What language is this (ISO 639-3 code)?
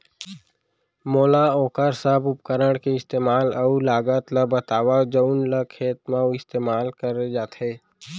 hne